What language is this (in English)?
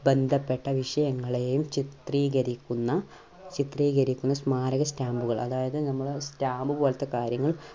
Malayalam